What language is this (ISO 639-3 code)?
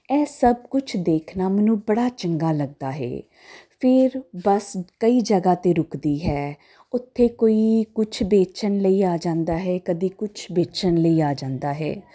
pan